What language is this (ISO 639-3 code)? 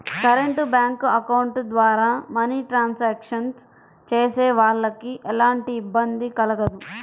tel